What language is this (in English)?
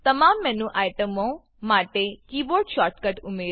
Gujarati